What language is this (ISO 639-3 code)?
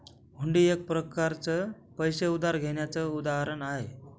mar